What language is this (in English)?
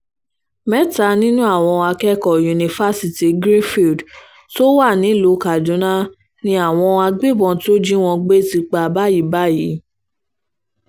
Yoruba